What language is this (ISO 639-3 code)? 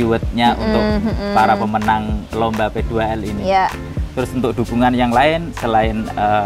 ind